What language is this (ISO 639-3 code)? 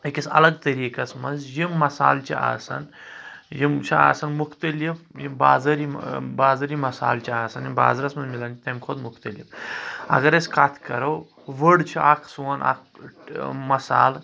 kas